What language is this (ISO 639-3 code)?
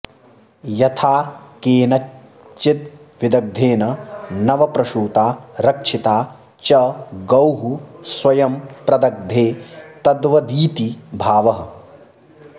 san